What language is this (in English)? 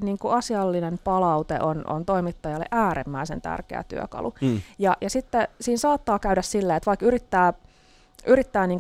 Finnish